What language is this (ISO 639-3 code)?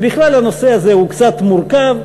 heb